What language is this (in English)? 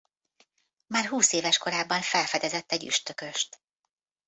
Hungarian